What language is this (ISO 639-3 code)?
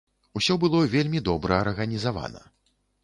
bel